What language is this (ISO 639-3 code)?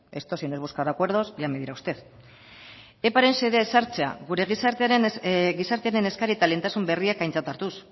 eus